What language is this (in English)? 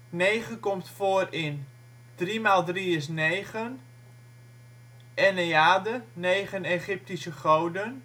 Dutch